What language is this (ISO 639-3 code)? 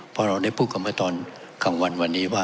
tha